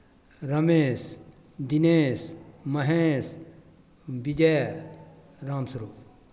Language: Maithili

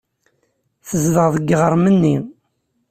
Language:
Kabyle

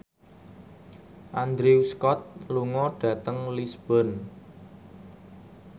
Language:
Javanese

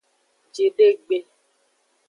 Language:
Aja (Benin)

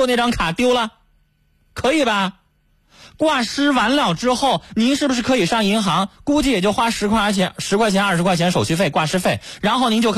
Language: Chinese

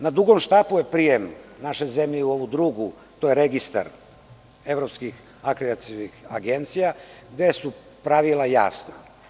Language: Serbian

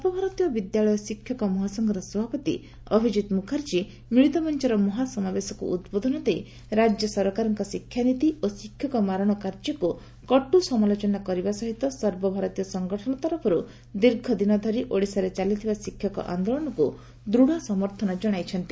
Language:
Odia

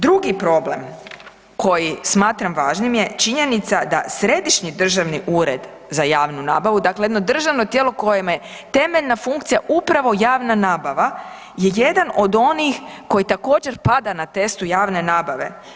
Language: Croatian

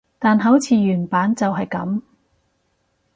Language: Cantonese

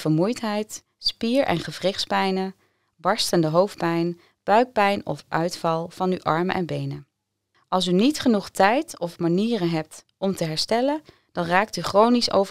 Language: Dutch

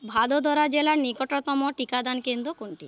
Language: Bangla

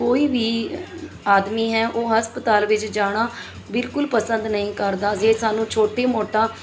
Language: Punjabi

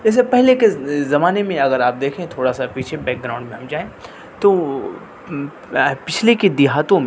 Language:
Urdu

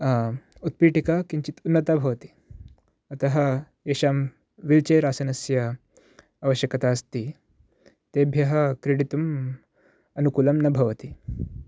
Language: Sanskrit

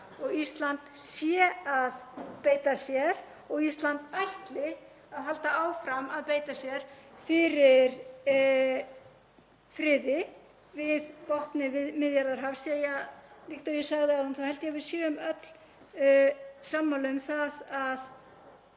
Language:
Icelandic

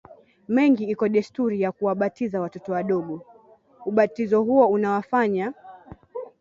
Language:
Swahili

